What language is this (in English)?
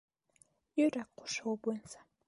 Bashkir